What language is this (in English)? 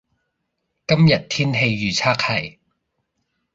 Cantonese